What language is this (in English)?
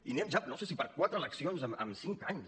Catalan